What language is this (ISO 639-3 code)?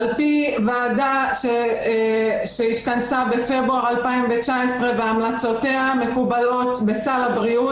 heb